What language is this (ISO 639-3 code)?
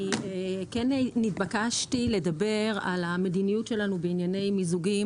heb